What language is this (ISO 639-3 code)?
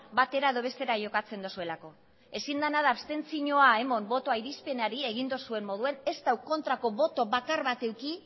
eus